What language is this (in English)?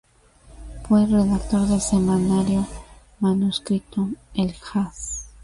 Spanish